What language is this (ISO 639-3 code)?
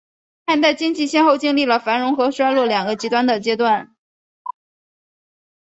zho